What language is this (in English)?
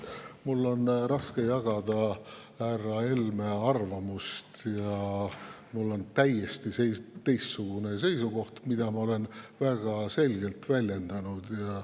Estonian